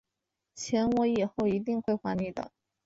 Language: Chinese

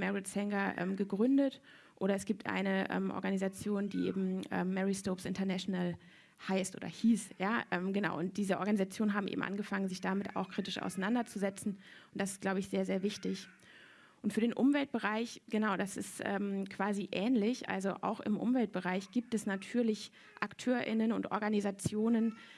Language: German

